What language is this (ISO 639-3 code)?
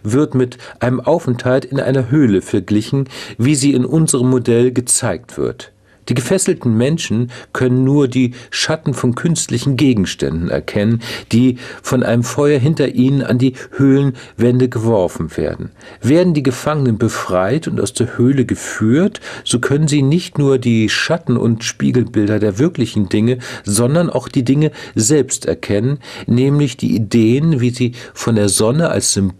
deu